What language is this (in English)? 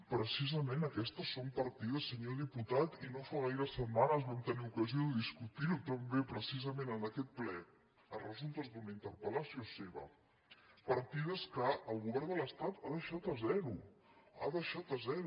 Catalan